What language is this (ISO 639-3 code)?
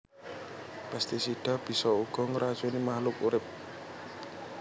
jav